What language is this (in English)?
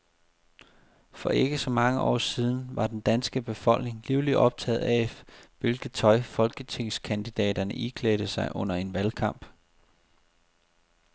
Danish